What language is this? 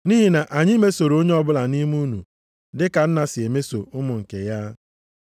Igbo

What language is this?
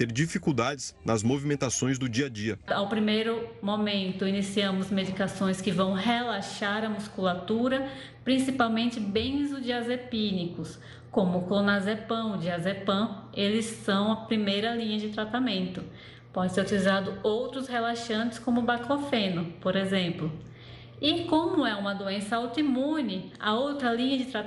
Portuguese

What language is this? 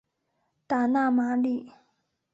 Chinese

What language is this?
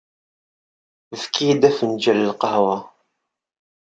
Kabyle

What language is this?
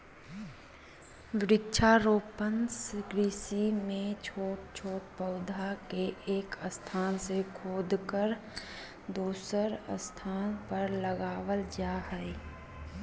Magahi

